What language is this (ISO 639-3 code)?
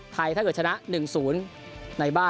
tha